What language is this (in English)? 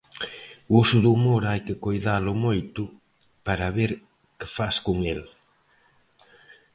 Galician